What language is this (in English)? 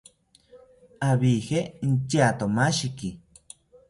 South Ucayali Ashéninka